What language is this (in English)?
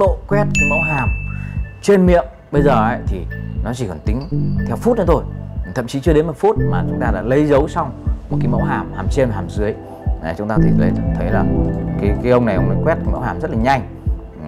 Vietnamese